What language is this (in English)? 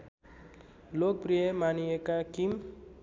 Nepali